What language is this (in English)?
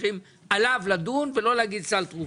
Hebrew